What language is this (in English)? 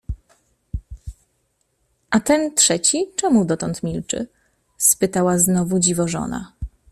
Polish